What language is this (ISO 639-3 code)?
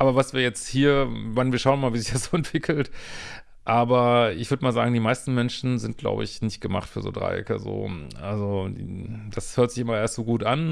deu